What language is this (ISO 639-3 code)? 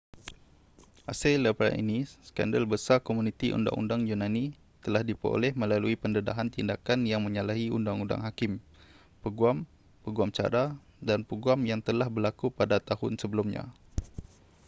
msa